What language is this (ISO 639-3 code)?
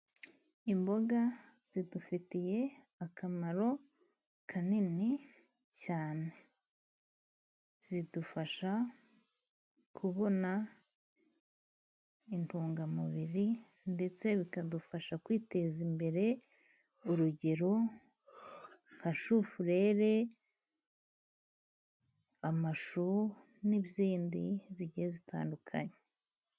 kin